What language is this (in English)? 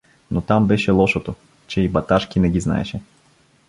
Bulgarian